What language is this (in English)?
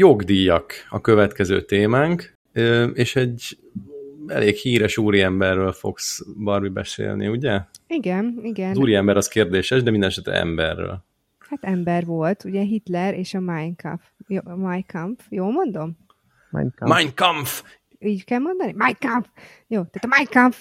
Hungarian